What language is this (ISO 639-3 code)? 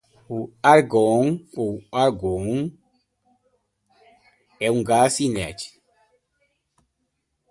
por